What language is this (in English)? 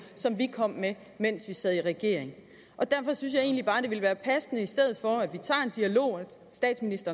Danish